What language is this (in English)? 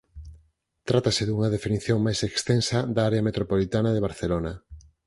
Galician